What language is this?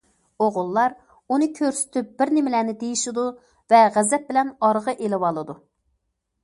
Uyghur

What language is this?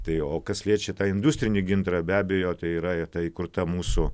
Lithuanian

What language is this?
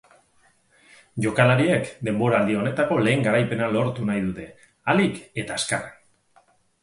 Basque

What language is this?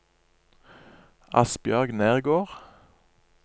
Norwegian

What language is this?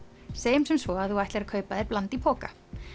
Icelandic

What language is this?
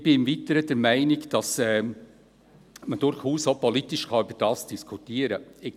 Swiss German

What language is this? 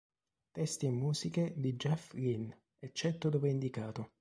Italian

